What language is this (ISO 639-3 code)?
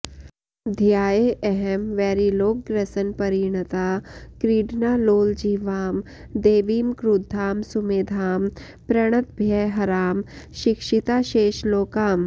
san